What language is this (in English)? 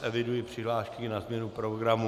Czech